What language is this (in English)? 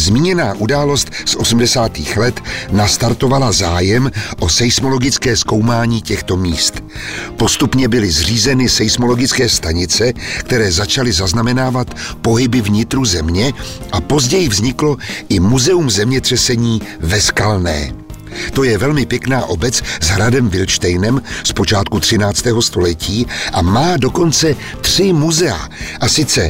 Czech